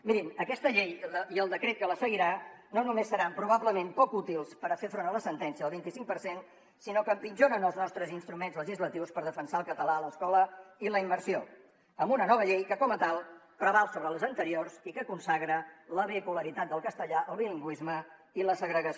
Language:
Catalan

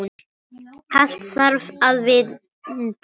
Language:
Icelandic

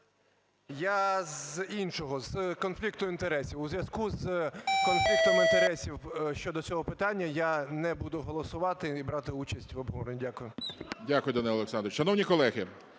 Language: Ukrainian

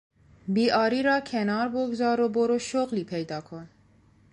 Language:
Persian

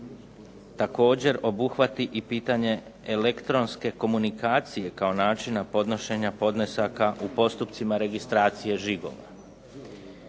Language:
Croatian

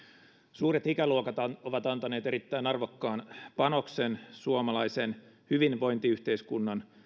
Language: Finnish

